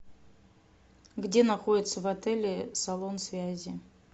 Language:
Russian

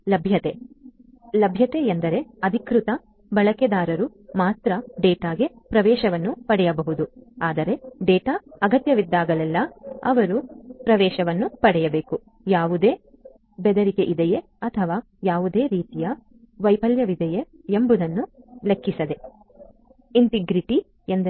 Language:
Kannada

